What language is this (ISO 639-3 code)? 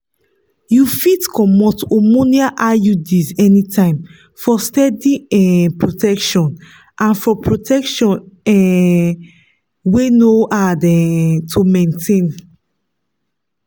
pcm